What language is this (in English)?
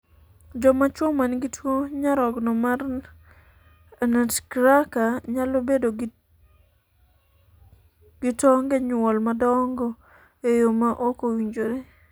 Luo (Kenya and Tanzania)